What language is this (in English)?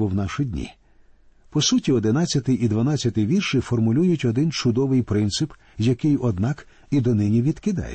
Ukrainian